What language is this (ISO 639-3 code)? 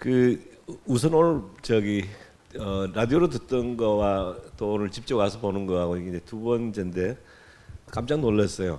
kor